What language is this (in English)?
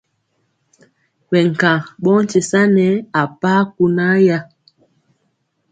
Mpiemo